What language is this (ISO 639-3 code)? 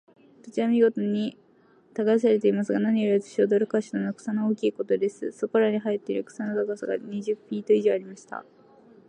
jpn